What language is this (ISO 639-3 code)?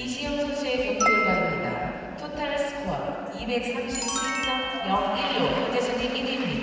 kor